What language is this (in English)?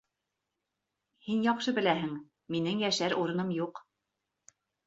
Bashkir